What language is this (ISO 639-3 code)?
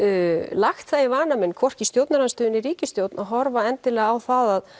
isl